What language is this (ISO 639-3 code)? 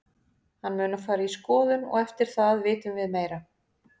isl